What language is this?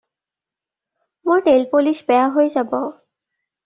Assamese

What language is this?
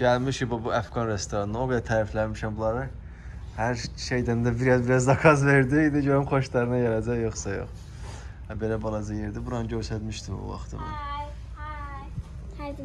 Turkish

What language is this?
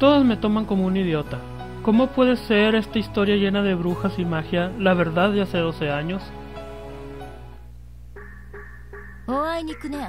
Spanish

